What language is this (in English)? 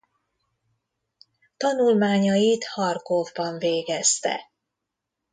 Hungarian